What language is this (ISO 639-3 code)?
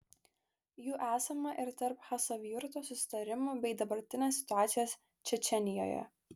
lit